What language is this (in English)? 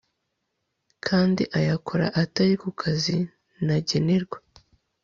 Kinyarwanda